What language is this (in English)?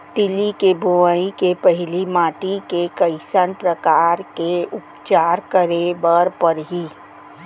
Chhattisgarhi